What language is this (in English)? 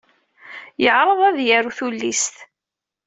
Kabyle